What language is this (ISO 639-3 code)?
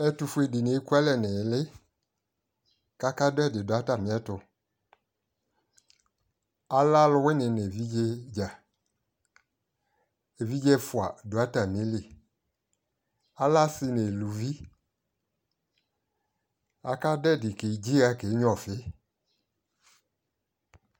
kpo